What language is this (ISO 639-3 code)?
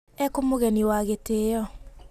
kik